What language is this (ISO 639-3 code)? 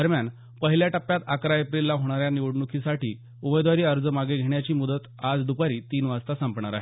mar